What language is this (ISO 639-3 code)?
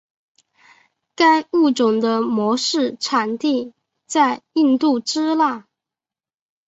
zho